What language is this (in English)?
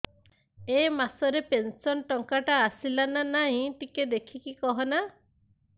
Odia